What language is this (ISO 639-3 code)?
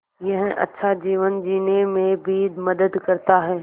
hin